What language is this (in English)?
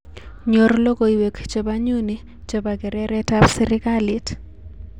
Kalenjin